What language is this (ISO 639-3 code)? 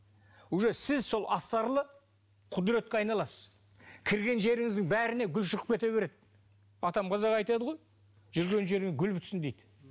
kaz